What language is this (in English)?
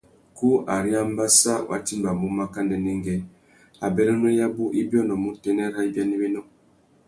Tuki